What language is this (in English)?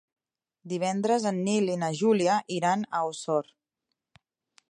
Catalan